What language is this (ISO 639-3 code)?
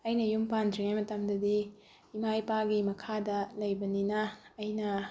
mni